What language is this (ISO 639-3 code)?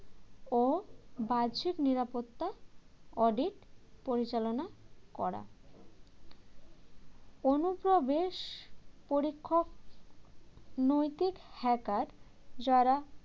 ben